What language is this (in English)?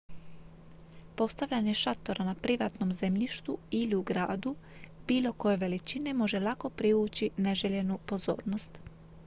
Croatian